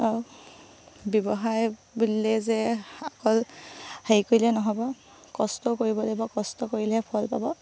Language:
Assamese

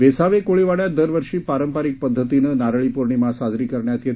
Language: Marathi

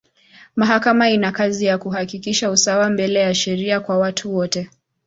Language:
Swahili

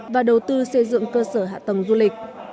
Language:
Vietnamese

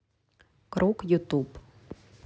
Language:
Russian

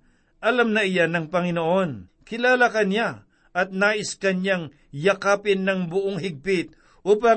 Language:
Filipino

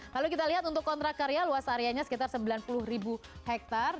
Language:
Indonesian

